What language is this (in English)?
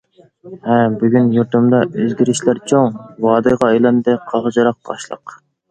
Uyghur